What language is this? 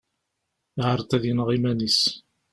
Kabyle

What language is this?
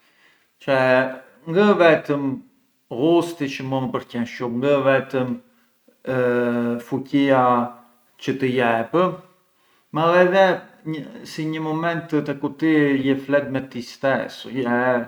Arbëreshë Albanian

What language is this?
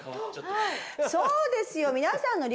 Japanese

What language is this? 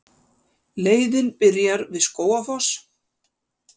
Icelandic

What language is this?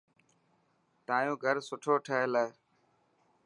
Dhatki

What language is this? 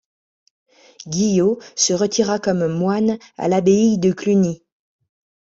French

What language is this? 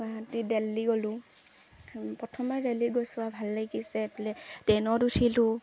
Assamese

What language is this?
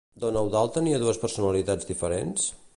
Catalan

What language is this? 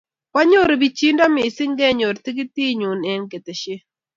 Kalenjin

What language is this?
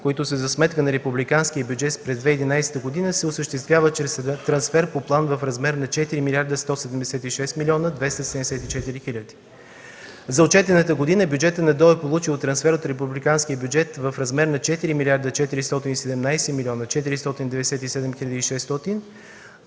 Bulgarian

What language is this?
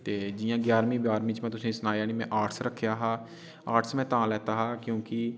Dogri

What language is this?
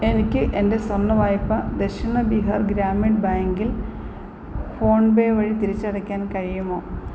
Malayalam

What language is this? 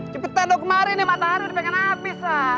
Indonesian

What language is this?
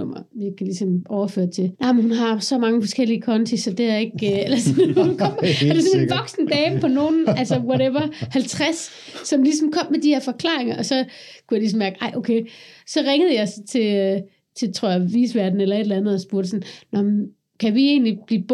Danish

